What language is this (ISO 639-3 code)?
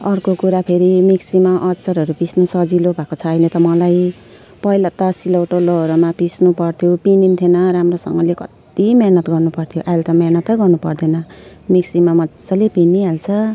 nep